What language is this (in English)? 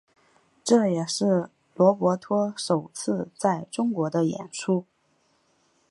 Chinese